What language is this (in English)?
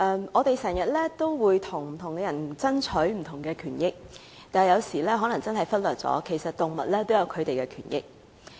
Cantonese